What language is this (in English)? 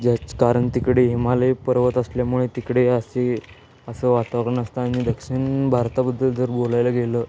Marathi